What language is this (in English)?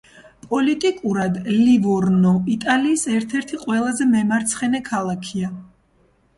Georgian